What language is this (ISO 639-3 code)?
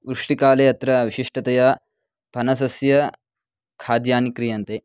san